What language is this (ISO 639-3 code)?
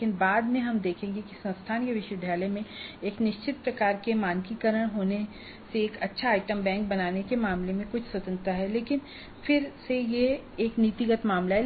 hin